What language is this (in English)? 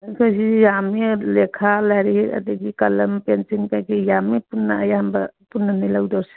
Manipuri